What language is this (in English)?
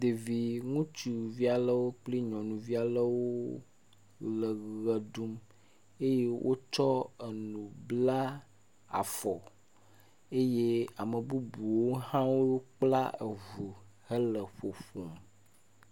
Ewe